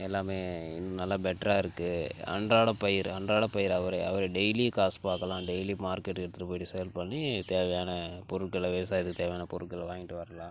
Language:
Tamil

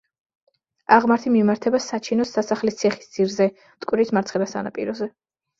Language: Georgian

